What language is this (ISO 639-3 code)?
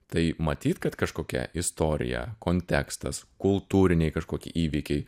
lit